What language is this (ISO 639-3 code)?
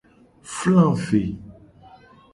gej